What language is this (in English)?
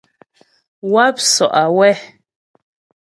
Ghomala